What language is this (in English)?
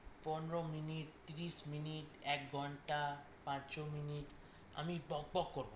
Bangla